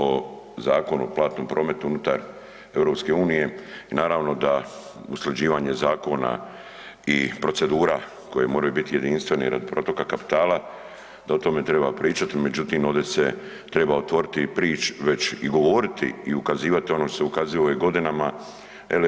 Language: Croatian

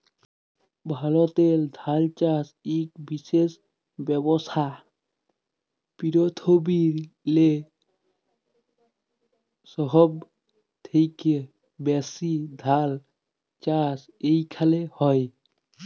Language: Bangla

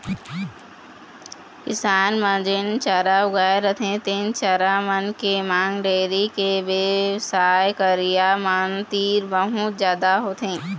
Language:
Chhattisgarhi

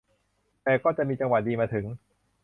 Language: Thai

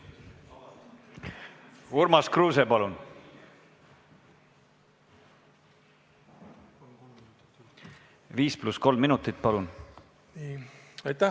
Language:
Estonian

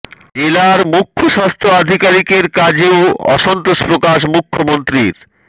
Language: Bangla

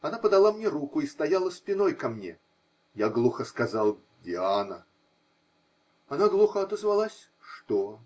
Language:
Russian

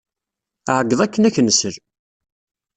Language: Kabyle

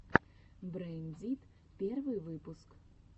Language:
Russian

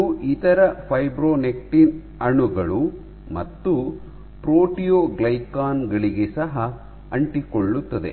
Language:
Kannada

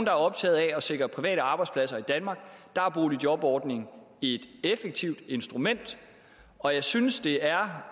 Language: Danish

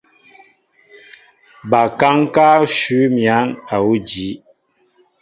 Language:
Mbo (Cameroon)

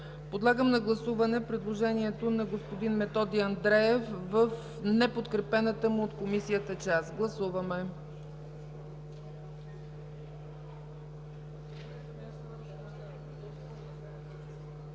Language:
Bulgarian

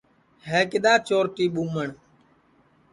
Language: Sansi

